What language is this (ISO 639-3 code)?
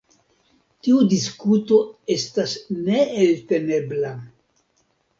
epo